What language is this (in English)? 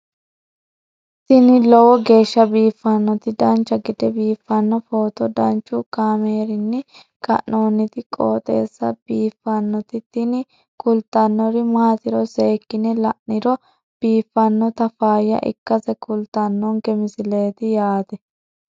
Sidamo